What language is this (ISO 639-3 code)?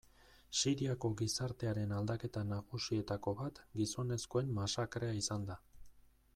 eus